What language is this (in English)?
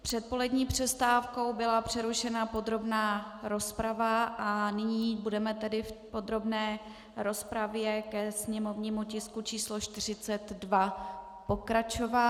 Czech